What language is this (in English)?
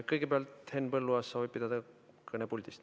Estonian